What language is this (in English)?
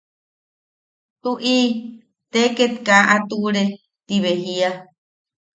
Yaqui